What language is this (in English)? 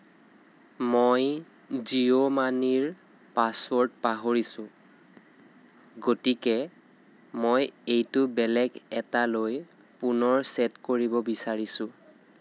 Assamese